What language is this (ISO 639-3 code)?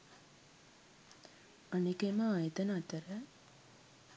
sin